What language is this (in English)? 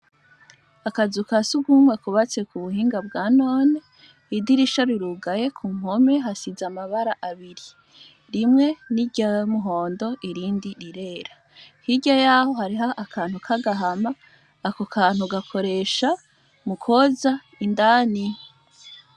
Rundi